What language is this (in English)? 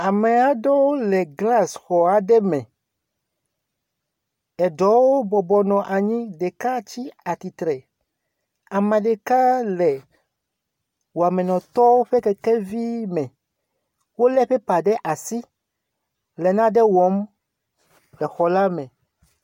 Ewe